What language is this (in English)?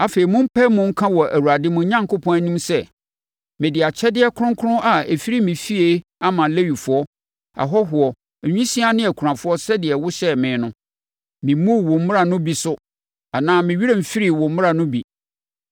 Akan